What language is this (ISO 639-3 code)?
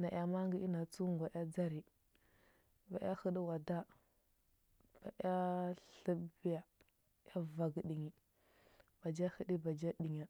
hbb